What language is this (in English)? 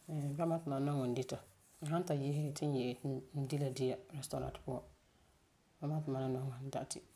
Frafra